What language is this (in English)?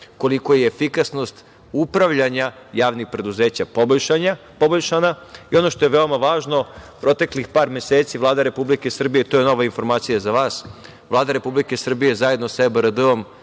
Serbian